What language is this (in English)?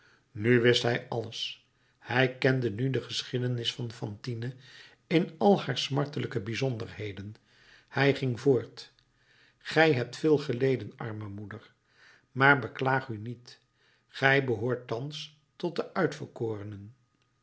Dutch